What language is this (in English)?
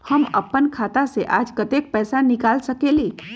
Magahi